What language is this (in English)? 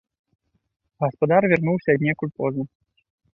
Belarusian